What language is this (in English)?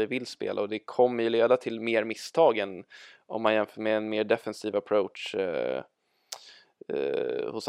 Swedish